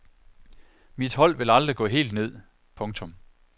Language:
Danish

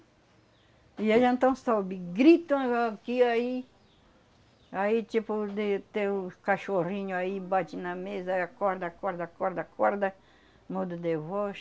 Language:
Portuguese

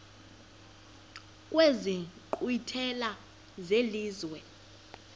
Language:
Xhosa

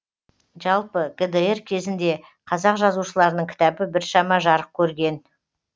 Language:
Kazakh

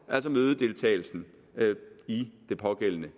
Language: Danish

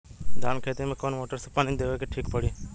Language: Bhojpuri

